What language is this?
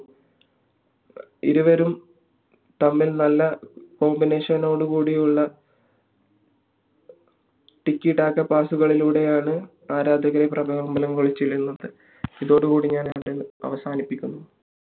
Malayalam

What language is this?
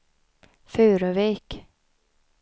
Swedish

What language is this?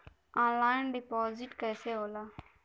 Bhojpuri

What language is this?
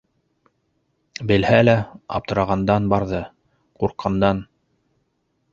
Bashkir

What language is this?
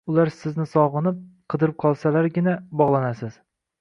Uzbek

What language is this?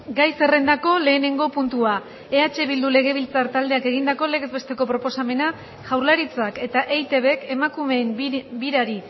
Basque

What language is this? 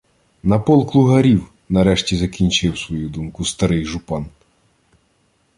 Ukrainian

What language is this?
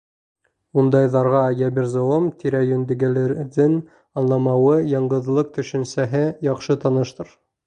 Bashkir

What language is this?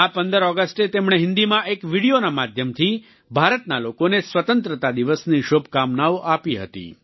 Gujarati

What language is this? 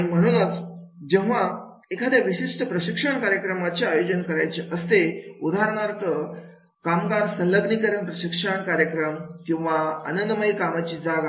Marathi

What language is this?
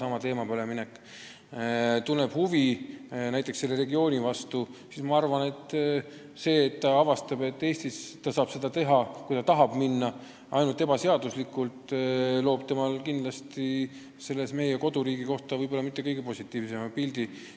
Estonian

